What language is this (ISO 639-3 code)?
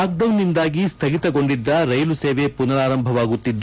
kan